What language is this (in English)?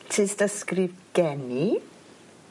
Welsh